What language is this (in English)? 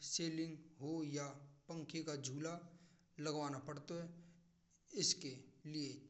Braj